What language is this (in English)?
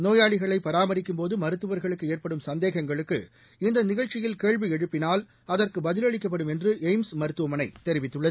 Tamil